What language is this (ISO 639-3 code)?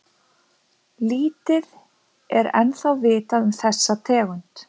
isl